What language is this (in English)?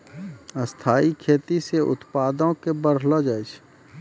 Maithili